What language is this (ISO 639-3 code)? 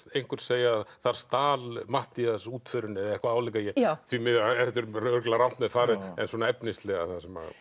isl